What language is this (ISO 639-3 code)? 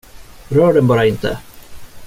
swe